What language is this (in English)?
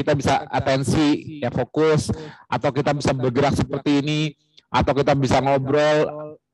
Indonesian